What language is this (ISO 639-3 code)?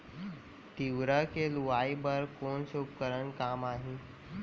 hne